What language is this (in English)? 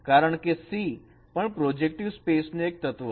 Gujarati